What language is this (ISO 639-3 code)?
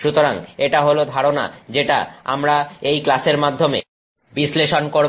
ben